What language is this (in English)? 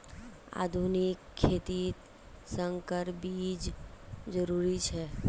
Magahi